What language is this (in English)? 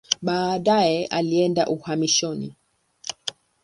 Swahili